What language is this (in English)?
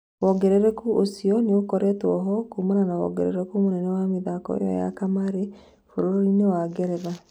Kikuyu